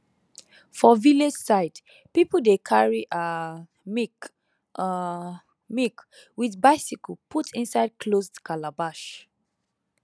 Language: Nigerian Pidgin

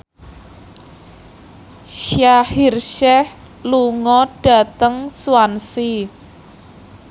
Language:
Javanese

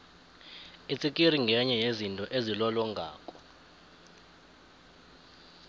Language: South Ndebele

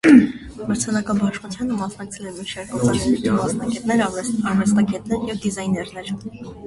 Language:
Armenian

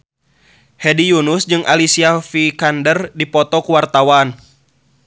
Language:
Sundanese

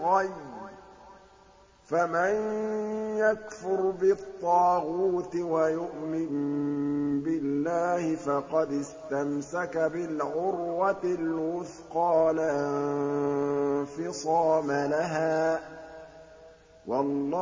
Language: Arabic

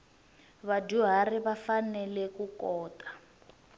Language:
Tsonga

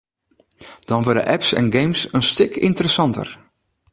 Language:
Western Frisian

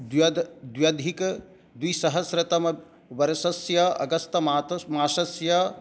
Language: Sanskrit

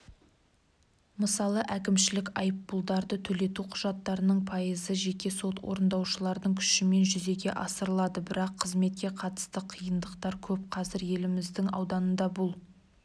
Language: Kazakh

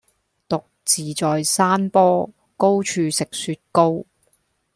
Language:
Cantonese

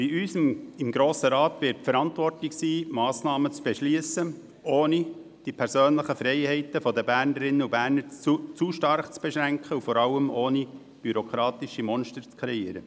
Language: Swiss German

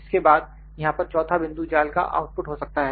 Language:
Hindi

